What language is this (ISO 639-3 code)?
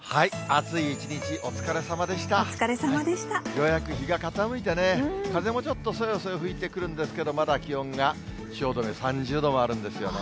jpn